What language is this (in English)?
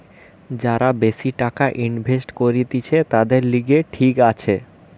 Bangla